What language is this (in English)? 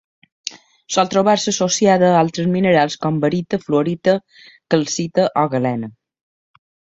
Catalan